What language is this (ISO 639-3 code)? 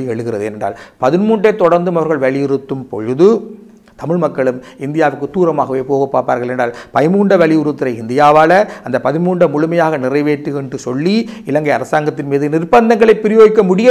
pol